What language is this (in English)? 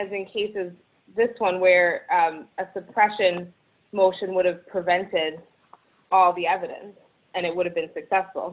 English